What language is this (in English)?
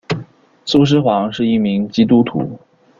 Chinese